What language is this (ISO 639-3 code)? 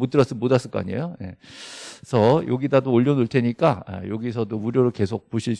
kor